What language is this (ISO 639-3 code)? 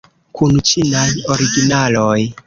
epo